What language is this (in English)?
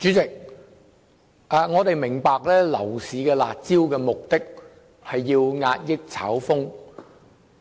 Cantonese